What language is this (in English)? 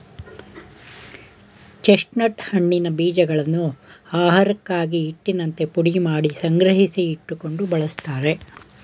Kannada